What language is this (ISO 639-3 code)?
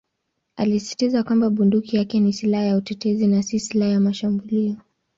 swa